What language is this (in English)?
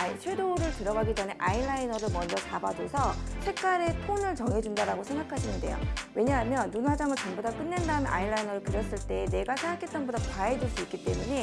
Korean